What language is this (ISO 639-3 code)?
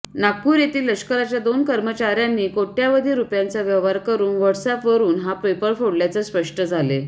mar